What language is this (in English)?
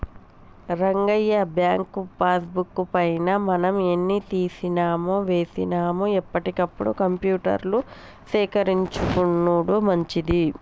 Telugu